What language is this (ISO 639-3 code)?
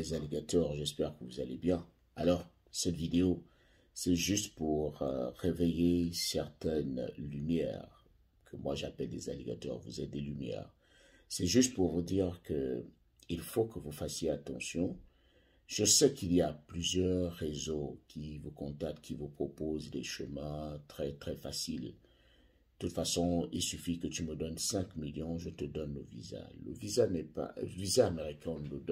fra